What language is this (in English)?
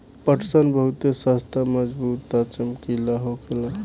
Bhojpuri